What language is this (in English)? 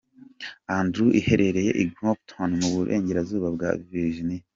Kinyarwanda